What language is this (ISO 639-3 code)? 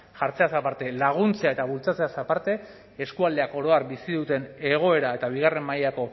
eus